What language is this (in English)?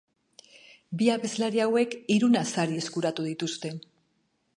Basque